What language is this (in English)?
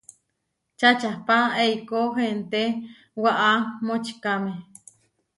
Huarijio